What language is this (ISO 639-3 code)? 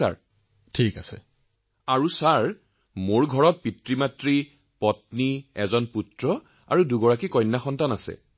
asm